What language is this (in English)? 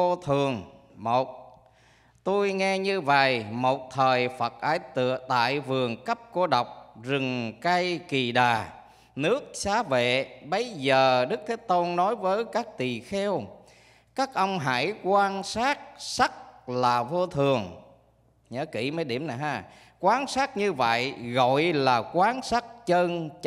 Vietnamese